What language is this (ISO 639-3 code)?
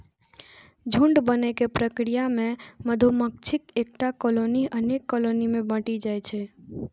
mai